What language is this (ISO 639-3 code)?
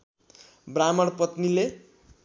nep